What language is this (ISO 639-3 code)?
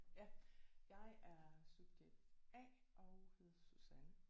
dan